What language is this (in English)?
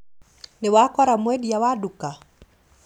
Kikuyu